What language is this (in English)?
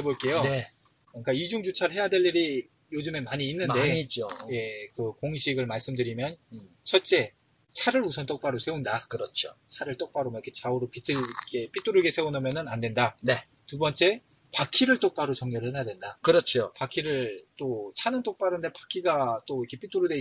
Korean